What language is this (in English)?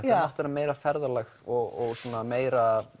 Icelandic